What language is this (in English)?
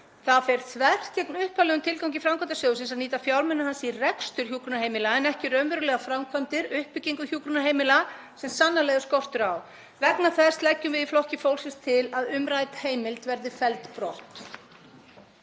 Icelandic